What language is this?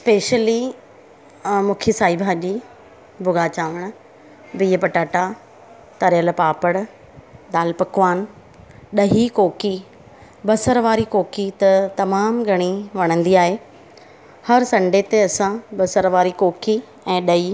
Sindhi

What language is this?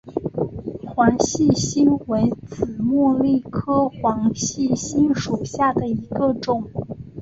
Chinese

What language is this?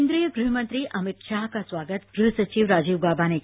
Hindi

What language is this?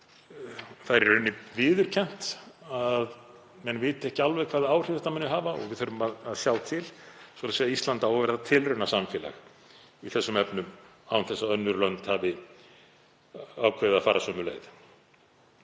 Icelandic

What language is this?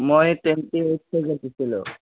Assamese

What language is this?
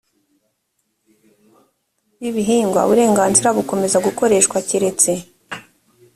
Kinyarwanda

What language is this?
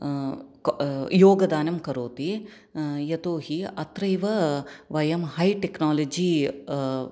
Sanskrit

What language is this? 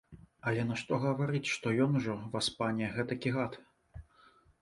Belarusian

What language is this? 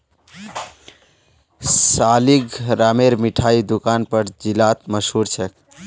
Magahi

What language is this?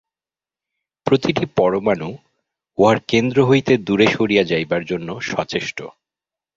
Bangla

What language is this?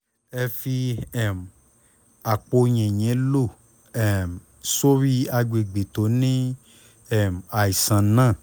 Yoruba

